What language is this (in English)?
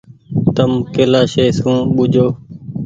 Goaria